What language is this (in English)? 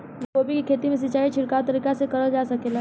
Bhojpuri